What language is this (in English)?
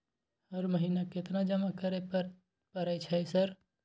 Maithili